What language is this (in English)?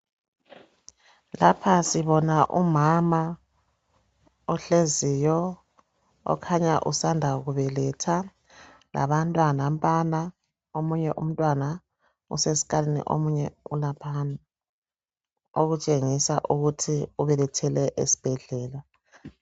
North Ndebele